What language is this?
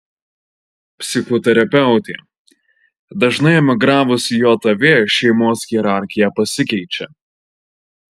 Lithuanian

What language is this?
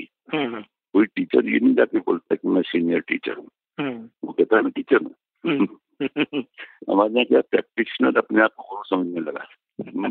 Marathi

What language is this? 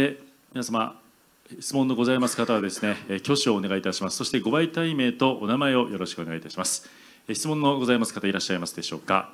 Japanese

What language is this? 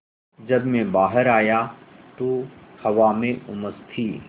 Hindi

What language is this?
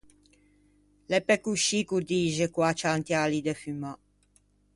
Ligurian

